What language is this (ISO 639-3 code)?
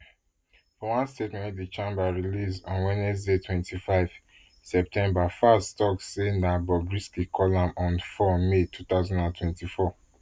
pcm